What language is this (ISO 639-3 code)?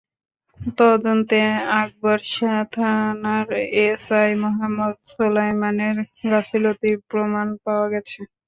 ben